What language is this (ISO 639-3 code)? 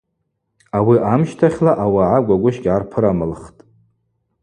abq